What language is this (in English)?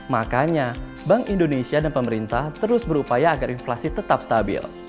Indonesian